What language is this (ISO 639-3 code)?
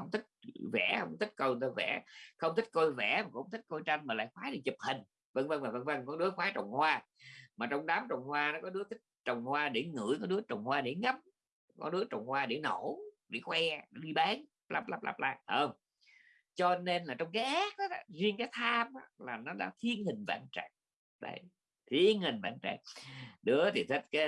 vie